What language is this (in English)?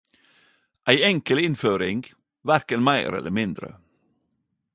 Norwegian Nynorsk